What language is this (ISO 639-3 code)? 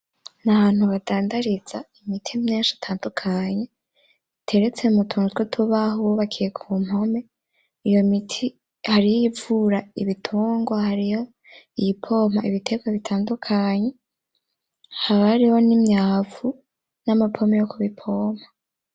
run